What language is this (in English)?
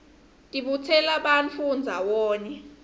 Swati